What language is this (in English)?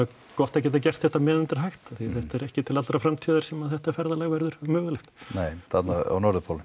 Icelandic